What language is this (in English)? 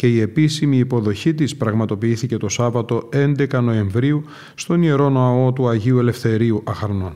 Greek